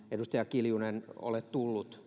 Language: Finnish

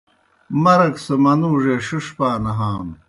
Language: Kohistani Shina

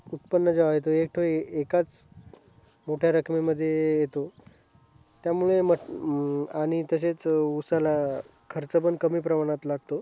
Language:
Marathi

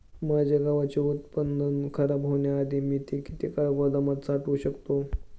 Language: Marathi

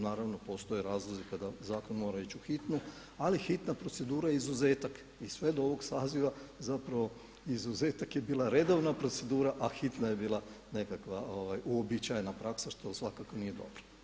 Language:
Croatian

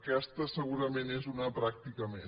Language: Catalan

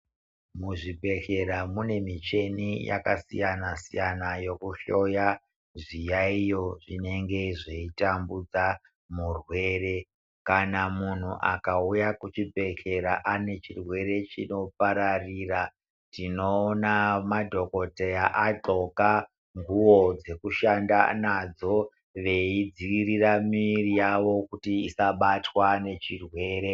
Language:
Ndau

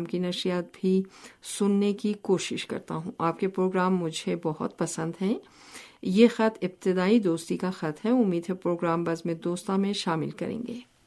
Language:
Urdu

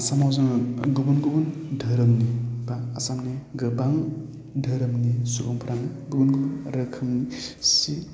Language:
Bodo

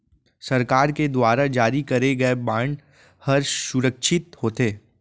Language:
Chhattisgarhi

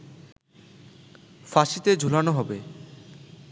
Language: Bangla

